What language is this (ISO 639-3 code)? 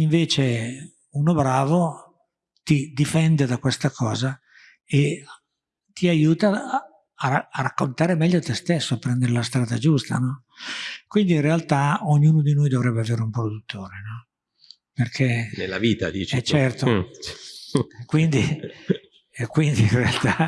ita